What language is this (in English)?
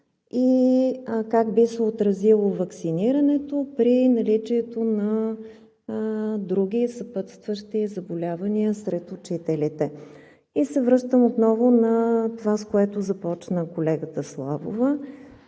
Bulgarian